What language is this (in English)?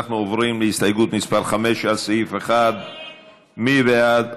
Hebrew